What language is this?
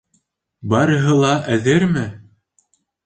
Bashkir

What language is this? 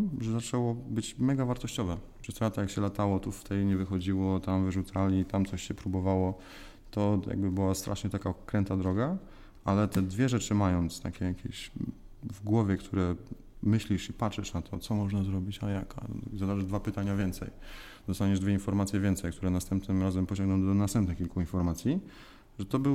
Polish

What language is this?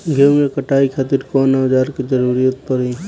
Bhojpuri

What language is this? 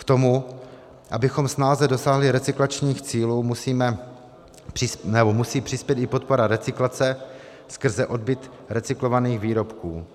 Czech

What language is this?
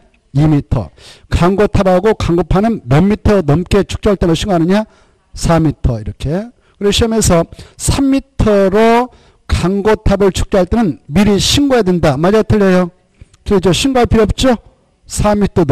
Korean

